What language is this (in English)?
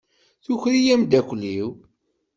Kabyle